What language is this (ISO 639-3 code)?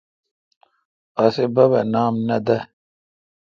xka